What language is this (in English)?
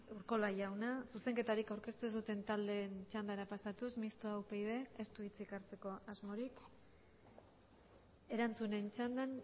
Basque